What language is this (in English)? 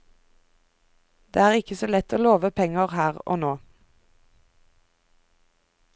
Norwegian